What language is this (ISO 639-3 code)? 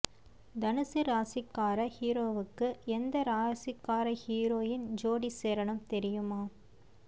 tam